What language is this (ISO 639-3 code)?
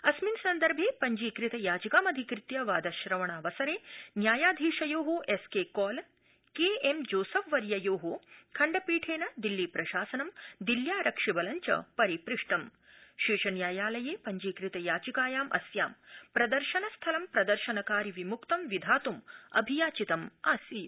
san